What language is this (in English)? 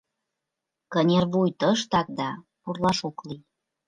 Mari